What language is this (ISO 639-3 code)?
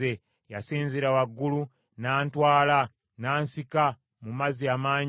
lug